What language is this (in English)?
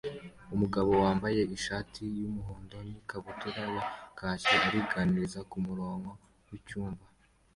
Kinyarwanda